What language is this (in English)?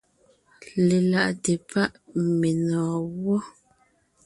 Ngiemboon